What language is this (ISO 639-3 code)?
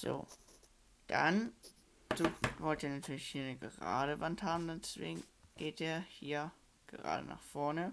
deu